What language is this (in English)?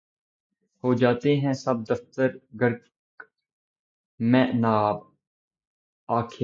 Urdu